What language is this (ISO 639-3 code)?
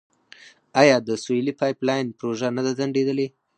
pus